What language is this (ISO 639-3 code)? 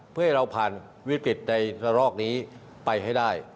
tha